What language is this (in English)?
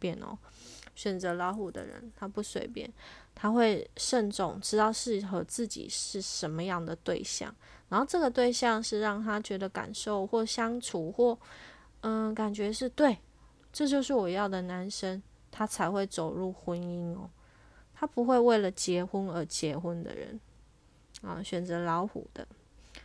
Chinese